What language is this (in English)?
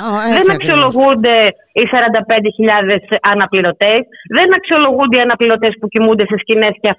Greek